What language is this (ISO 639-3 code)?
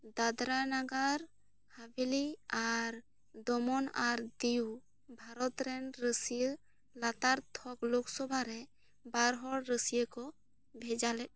sat